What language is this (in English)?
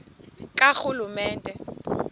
Xhosa